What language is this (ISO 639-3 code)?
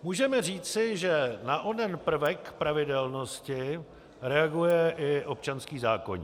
ces